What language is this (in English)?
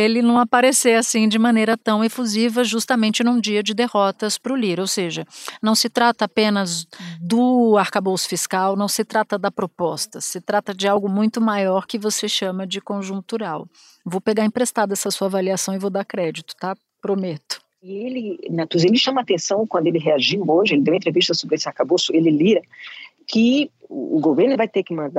Portuguese